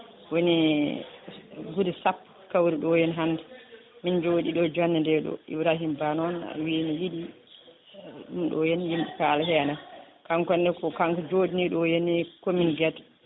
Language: Fula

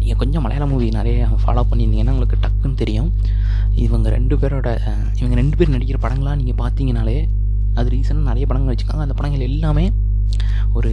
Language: Tamil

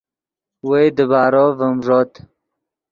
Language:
Yidgha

